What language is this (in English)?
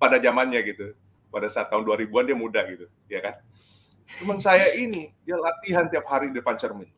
Indonesian